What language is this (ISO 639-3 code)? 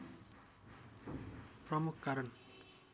nep